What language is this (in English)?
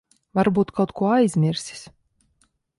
Latvian